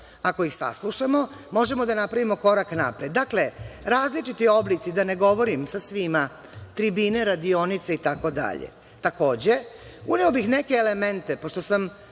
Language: Serbian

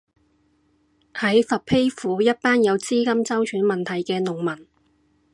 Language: Cantonese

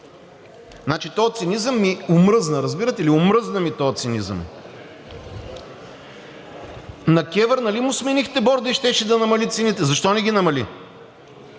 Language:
Bulgarian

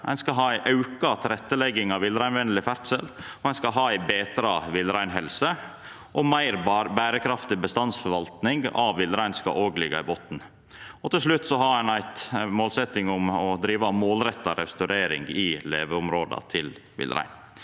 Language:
Norwegian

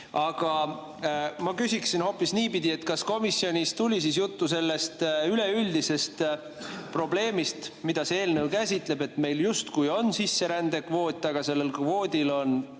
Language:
Estonian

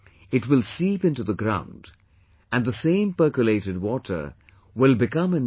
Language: English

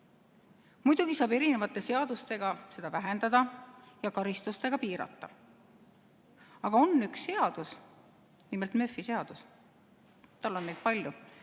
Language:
Estonian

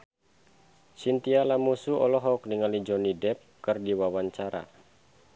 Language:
Sundanese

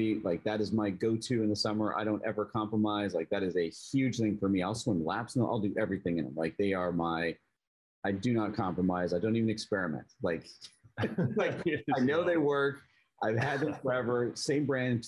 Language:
English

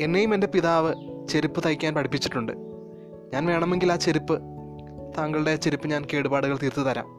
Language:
Malayalam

